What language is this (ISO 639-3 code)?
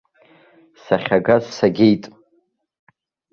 abk